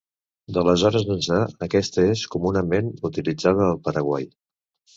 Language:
Catalan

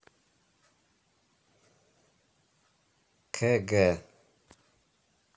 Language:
Russian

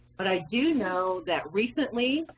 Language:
English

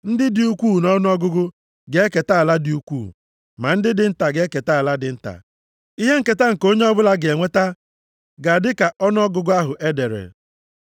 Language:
Igbo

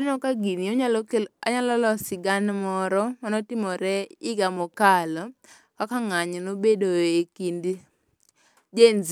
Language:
Luo (Kenya and Tanzania)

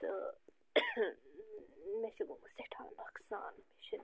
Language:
Kashmiri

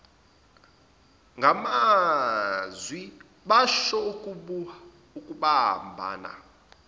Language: Zulu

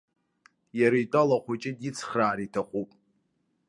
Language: Abkhazian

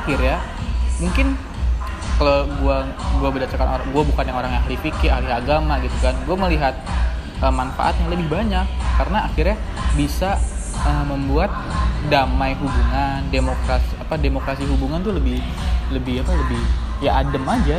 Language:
Indonesian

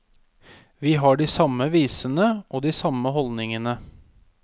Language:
Norwegian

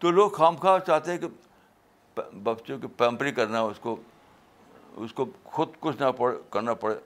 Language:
Urdu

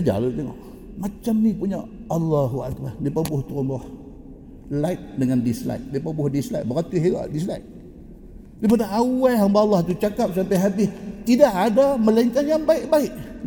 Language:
Malay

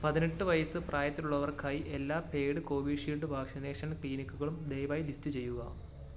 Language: Malayalam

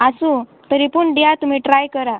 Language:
Konkani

